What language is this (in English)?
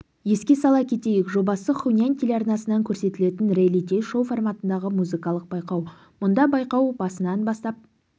Kazakh